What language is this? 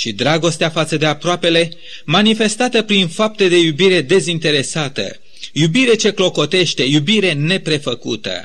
Romanian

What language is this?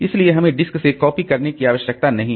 Hindi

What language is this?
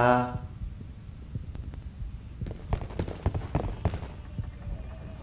Korean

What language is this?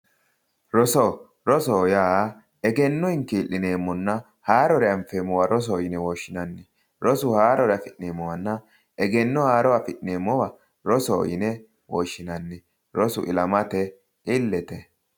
Sidamo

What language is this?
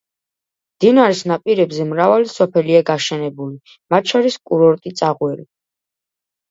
Georgian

